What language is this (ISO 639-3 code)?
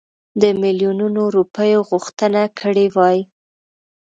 pus